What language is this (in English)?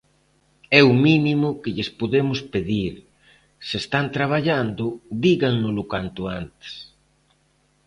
Galician